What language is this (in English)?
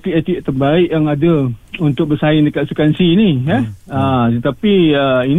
Malay